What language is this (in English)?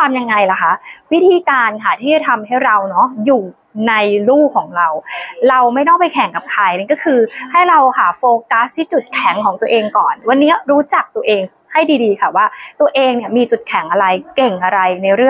Thai